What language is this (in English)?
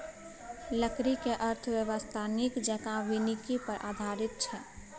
Maithili